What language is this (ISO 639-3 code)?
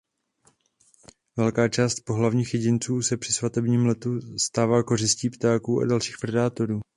ces